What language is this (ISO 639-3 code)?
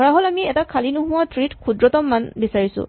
asm